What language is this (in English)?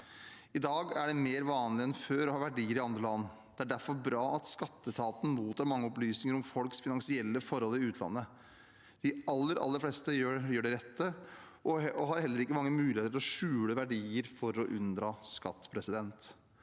Norwegian